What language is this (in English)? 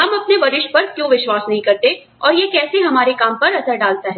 Hindi